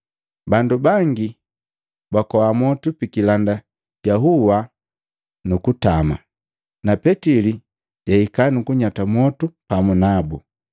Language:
Matengo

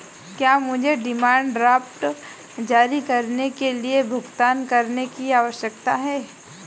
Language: Hindi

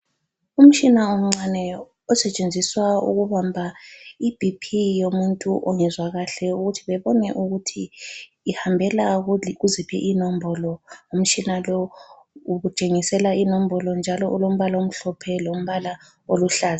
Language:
North Ndebele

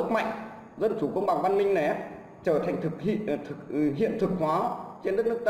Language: Vietnamese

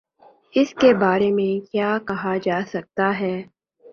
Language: Urdu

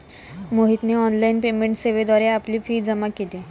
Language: Marathi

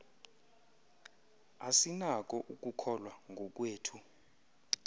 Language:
Xhosa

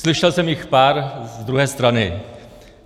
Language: Czech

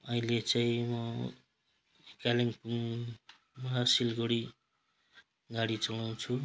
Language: Nepali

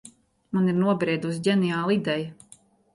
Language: Latvian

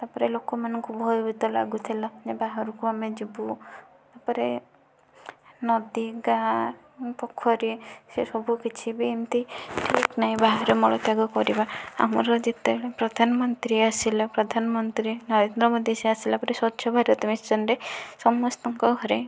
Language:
Odia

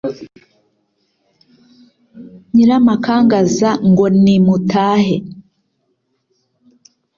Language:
Kinyarwanda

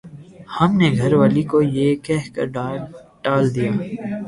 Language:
Urdu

